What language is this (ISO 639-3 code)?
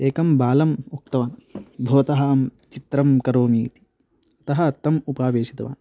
san